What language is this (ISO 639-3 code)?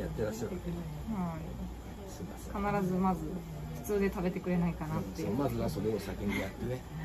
jpn